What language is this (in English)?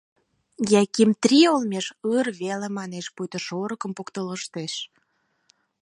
Mari